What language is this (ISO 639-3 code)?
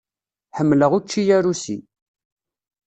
kab